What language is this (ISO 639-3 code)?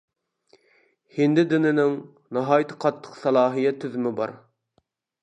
uig